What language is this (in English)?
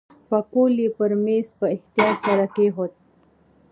Pashto